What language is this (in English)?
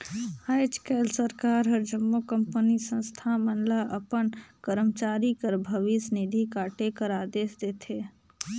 Chhattisgarhi